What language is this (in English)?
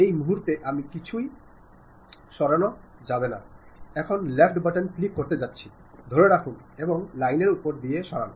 Bangla